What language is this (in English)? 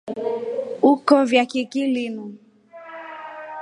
Rombo